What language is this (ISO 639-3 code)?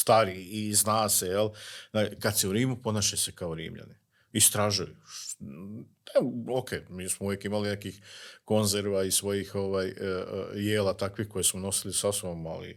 hrv